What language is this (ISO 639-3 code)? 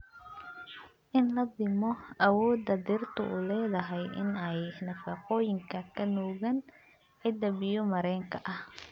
som